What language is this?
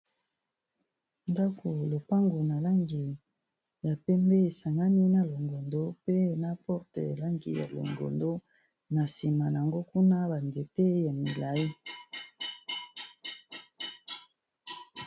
Lingala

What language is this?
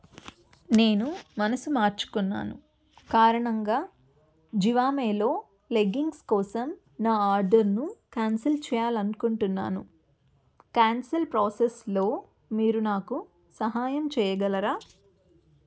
Telugu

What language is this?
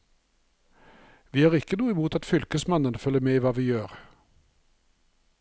Norwegian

